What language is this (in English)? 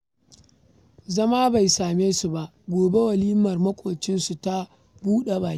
Hausa